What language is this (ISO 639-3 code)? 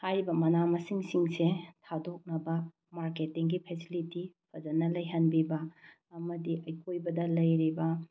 mni